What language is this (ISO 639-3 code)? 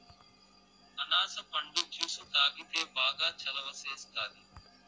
tel